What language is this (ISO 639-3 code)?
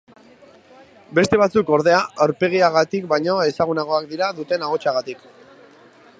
eus